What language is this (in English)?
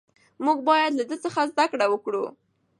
Pashto